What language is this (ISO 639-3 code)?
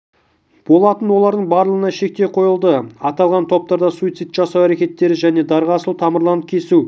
kaz